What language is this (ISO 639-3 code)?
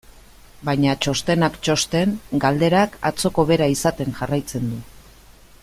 eus